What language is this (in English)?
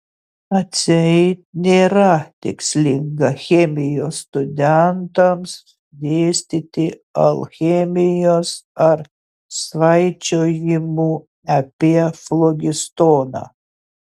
Lithuanian